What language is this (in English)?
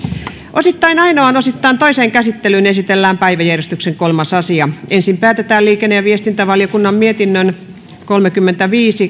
Finnish